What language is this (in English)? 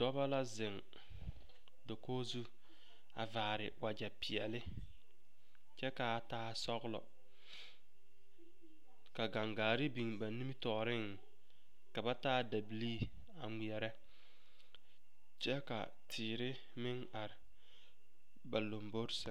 Southern Dagaare